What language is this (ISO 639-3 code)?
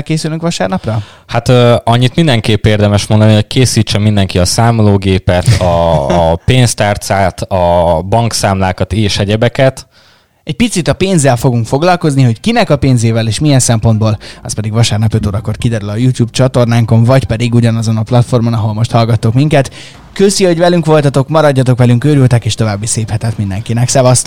hun